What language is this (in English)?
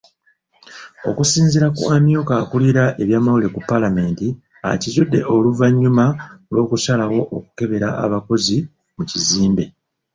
Ganda